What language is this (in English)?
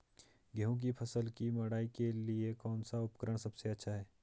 Hindi